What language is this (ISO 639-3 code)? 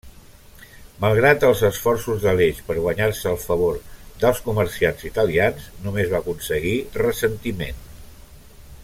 cat